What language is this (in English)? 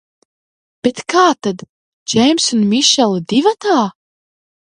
Latvian